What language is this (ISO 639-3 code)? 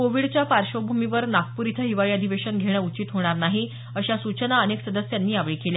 mar